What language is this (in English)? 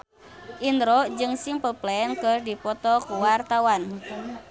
Sundanese